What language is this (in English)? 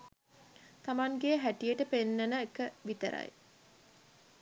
Sinhala